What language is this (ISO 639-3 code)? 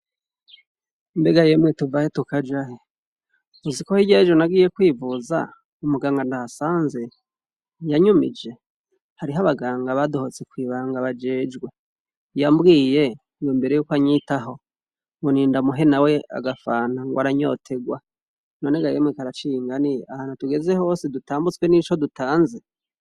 run